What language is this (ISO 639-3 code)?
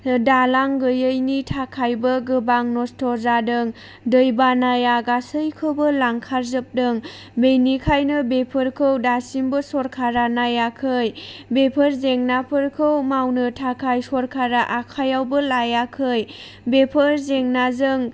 brx